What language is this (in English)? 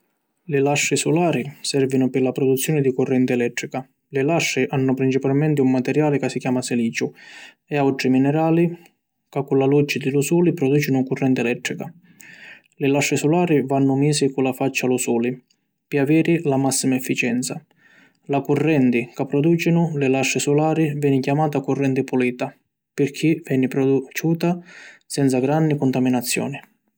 Sicilian